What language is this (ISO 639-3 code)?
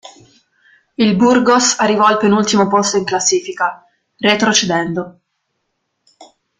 ita